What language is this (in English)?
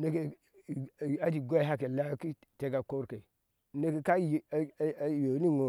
Ashe